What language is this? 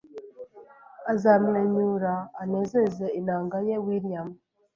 Kinyarwanda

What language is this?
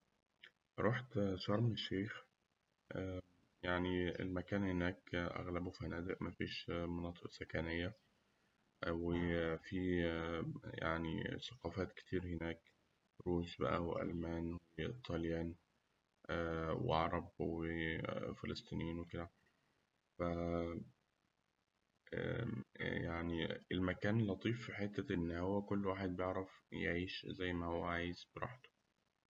Egyptian Arabic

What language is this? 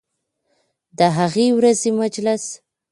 Pashto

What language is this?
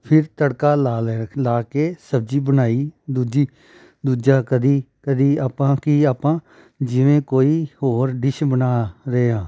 Punjabi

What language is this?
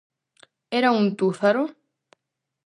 Galician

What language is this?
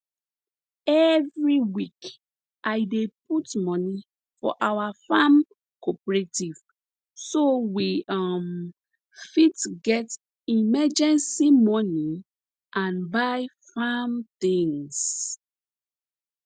Nigerian Pidgin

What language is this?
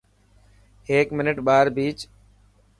Dhatki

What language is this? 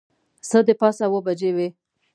Pashto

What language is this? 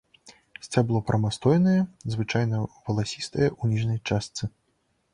Belarusian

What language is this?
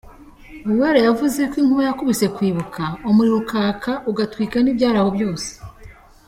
Kinyarwanda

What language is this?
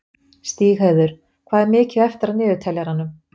Icelandic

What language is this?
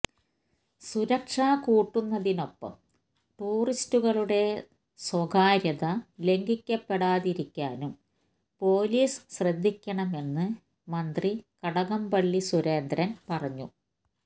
Malayalam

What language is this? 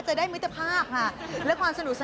Thai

